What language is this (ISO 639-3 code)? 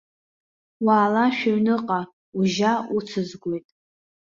abk